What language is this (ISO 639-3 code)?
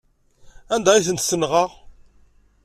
kab